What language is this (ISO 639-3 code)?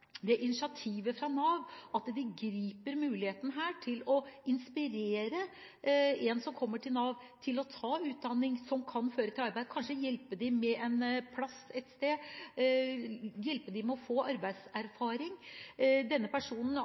nob